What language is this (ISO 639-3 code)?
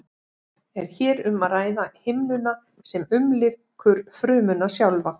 isl